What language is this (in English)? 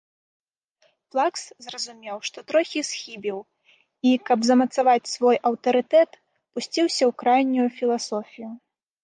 Belarusian